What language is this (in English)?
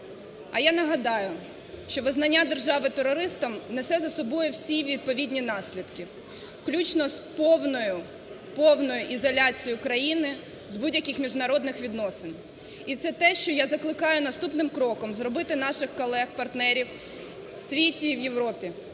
Ukrainian